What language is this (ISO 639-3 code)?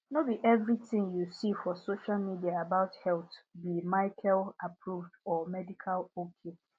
pcm